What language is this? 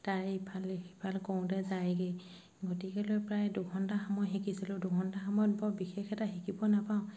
Assamese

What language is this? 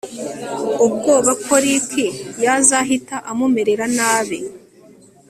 Kinyarwanda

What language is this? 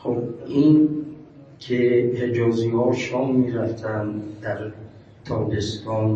Persian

